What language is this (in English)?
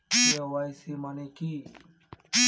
Bangla